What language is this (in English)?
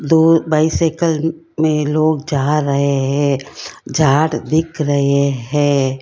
Hindi